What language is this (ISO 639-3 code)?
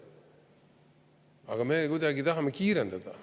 est